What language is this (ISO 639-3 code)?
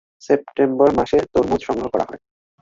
ben